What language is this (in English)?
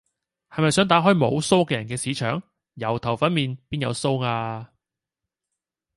Cantonese